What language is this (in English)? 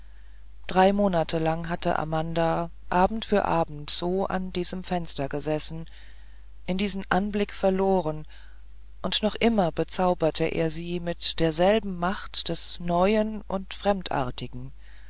German